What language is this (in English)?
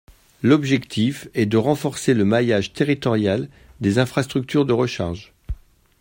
French